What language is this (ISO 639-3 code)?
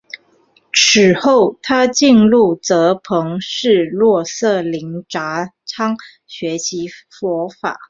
zho